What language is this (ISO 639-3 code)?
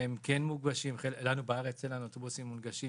heb